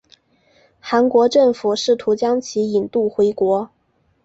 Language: Chinese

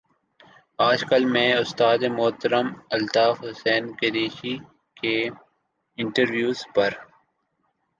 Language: Urdu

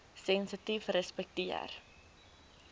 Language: Afrikaans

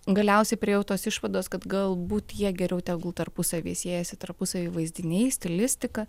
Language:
Lithuanian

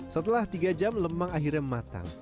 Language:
Indonesian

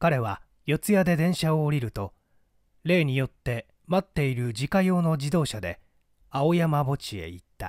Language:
Japanese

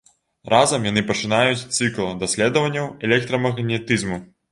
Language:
Belarusian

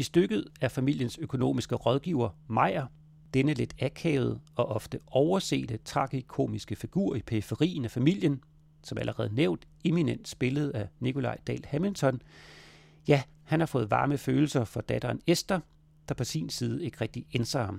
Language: Danish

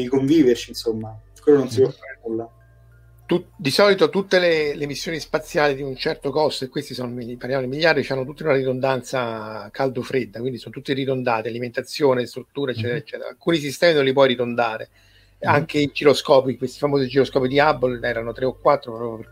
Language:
Italian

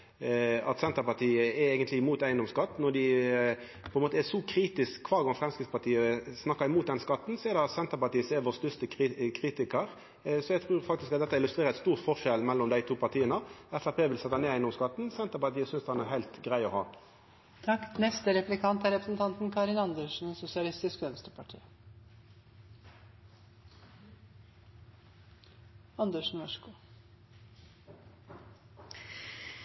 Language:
Norwegian Nynorsk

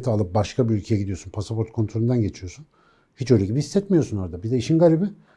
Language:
Turkish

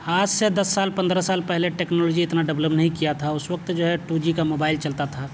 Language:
Urdu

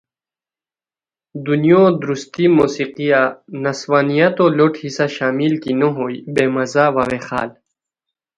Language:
Khowar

